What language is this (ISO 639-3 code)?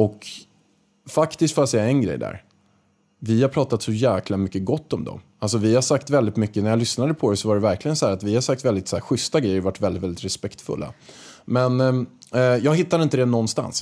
swe